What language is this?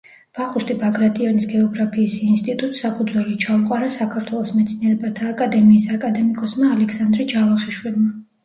Georgian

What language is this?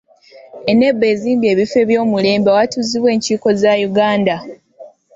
Ganda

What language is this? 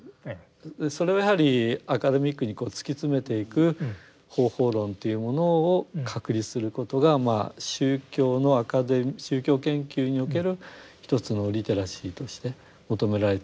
Japanese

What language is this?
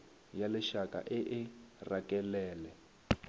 Northern Sotho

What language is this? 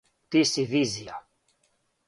Serbian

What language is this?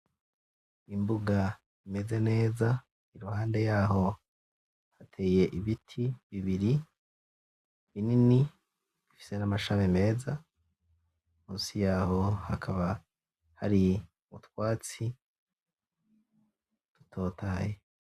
Rundi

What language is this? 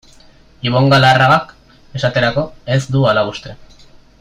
Basque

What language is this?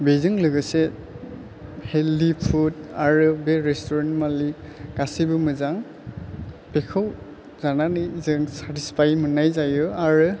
Bodo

